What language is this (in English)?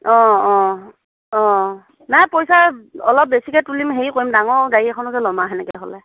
Assamese